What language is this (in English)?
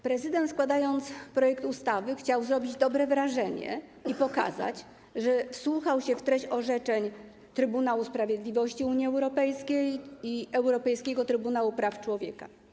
Polish